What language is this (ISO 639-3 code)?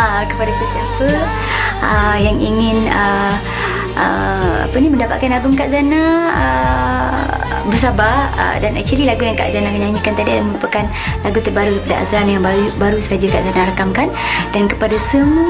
msa